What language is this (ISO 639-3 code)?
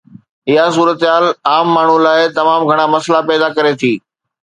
snd